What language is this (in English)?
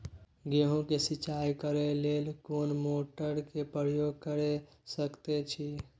Maithili